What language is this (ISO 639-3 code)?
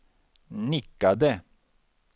swe